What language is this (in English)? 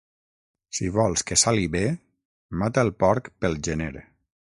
Catalan